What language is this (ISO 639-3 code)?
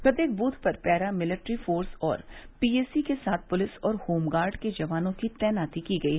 hin